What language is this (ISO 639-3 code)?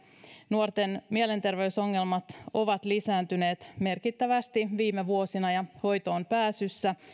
fin